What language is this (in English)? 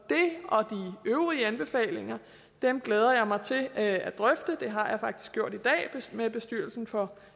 Danish